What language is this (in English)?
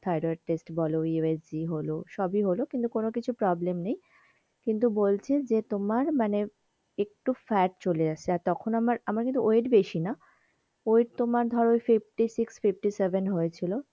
Bangla